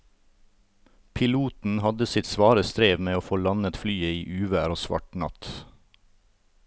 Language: Norwegian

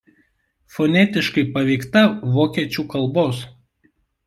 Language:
Lithuanian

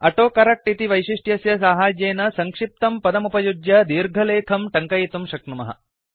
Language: Sanskrit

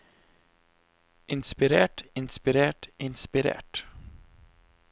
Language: Norwegian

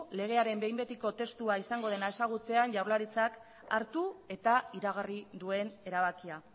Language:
Basque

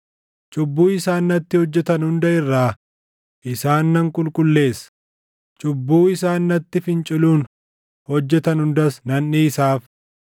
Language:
Oromo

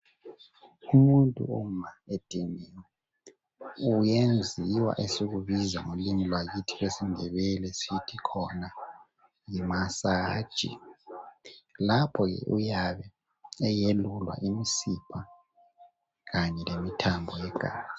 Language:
North Ndebele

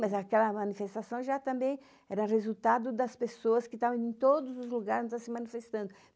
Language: Portuguese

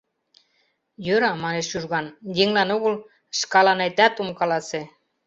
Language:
Mari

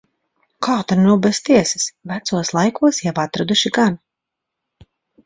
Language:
Latvian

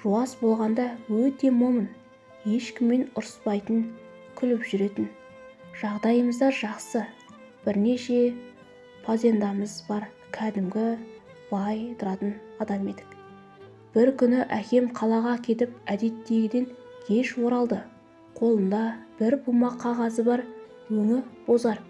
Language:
Turkish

